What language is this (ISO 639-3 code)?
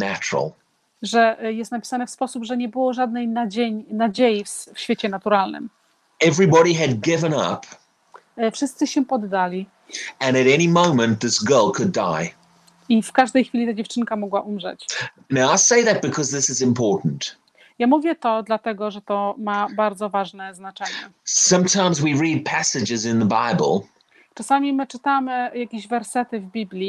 pol